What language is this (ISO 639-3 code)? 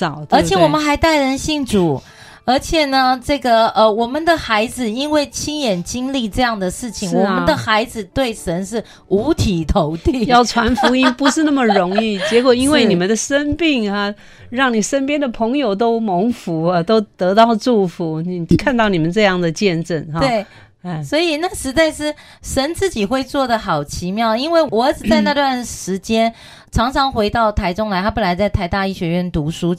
zho